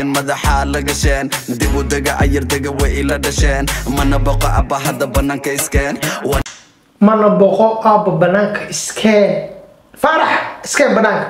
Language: Arabic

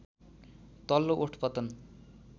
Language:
Nepali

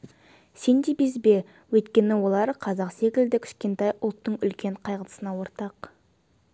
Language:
Kazakh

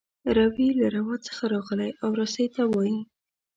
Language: Pashto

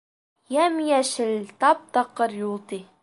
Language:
Bashkir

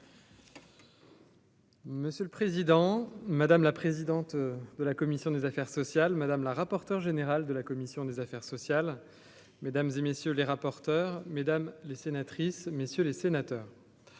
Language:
French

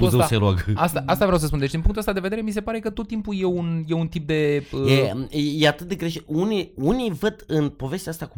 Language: Romanian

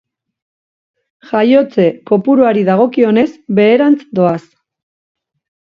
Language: Basque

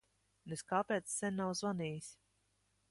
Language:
Latvian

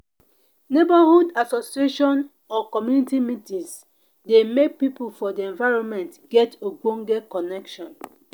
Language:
Nigerian Pidgin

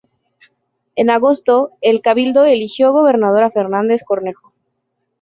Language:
Spanish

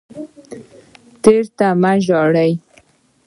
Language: Pashto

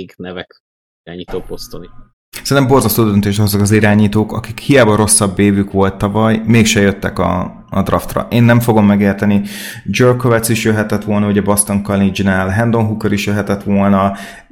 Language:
Hungarian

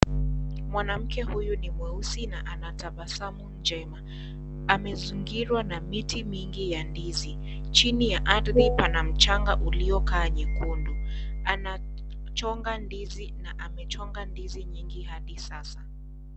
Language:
Swahili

